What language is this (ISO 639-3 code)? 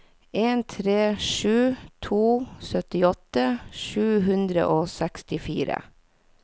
nor